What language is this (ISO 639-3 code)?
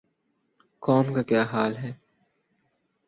urd